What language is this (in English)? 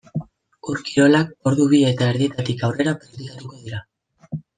Basque